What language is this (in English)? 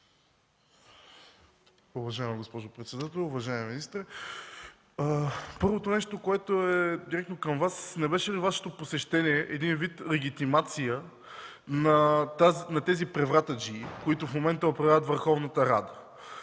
Bulgarian